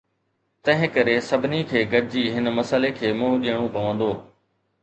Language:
Sindhi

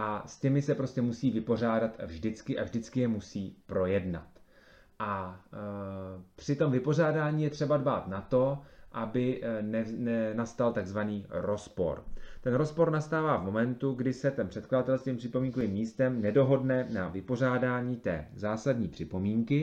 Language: Czech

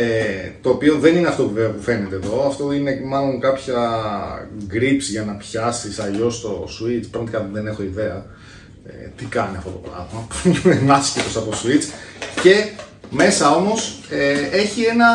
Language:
Greek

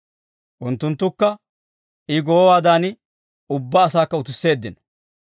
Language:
Dawro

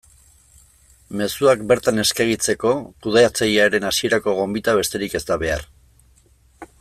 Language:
Basque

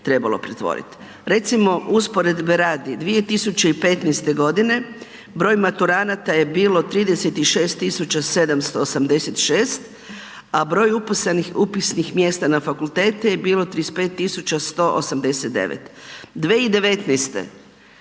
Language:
Croatian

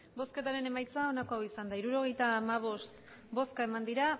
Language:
Basque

